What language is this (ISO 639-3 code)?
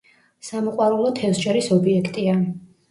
kat